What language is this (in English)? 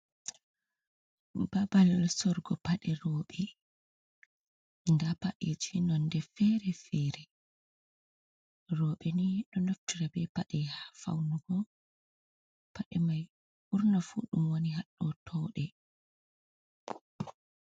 Fula